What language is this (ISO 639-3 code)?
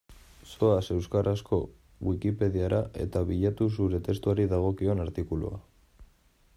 eus